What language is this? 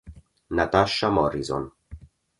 Italian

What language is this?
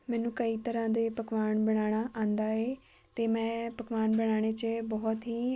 Punjabi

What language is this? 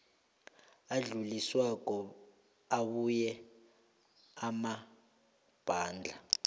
South Ndebele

